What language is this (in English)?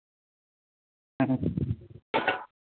Santali